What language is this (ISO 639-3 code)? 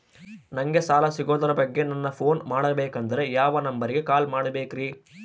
kan